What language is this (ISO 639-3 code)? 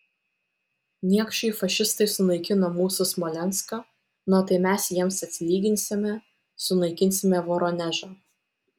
lit